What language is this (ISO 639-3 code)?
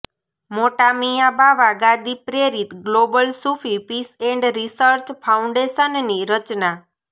guj